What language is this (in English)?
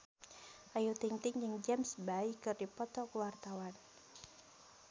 Sundanese